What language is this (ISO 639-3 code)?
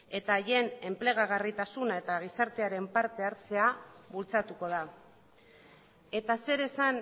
eus